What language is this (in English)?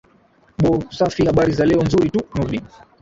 Swahili